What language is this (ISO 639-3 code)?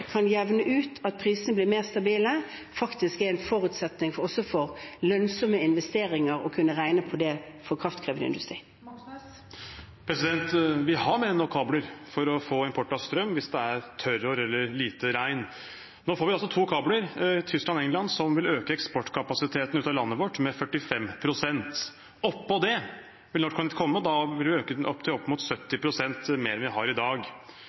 nob